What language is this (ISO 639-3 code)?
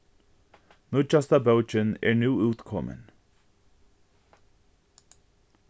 fao